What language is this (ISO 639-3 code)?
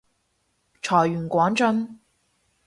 yue